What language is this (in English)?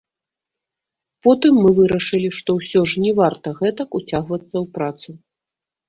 Belarusian